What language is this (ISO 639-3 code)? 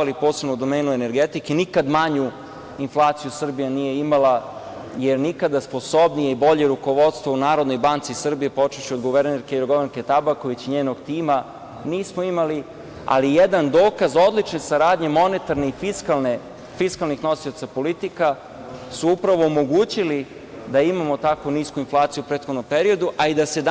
srp